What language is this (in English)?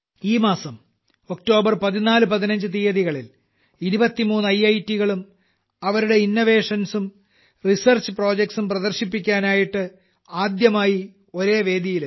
Malayalam